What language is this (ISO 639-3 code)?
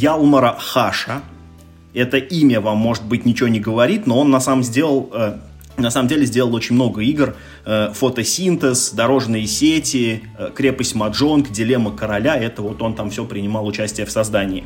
rus